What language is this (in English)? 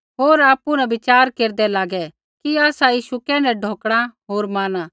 Kullu Pahari